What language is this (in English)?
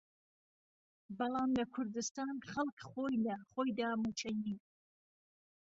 Central Kurdish